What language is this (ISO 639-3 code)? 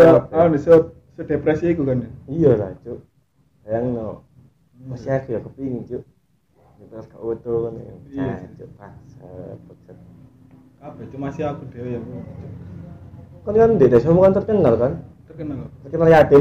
ind